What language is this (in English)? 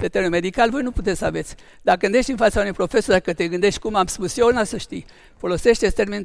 Romanian